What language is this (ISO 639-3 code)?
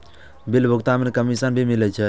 mai